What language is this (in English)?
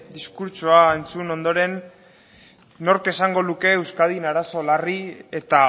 Basque